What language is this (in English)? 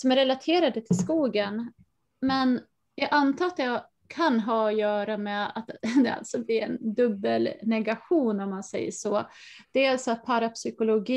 Swedish